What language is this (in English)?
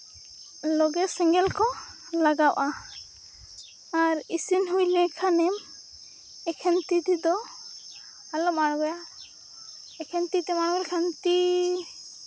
Santali